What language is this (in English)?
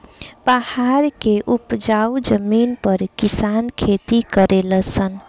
Bhojpuri